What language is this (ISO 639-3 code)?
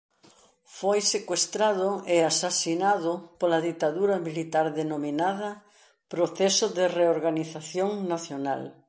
glg